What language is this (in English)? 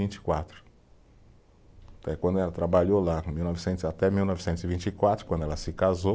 Portuguese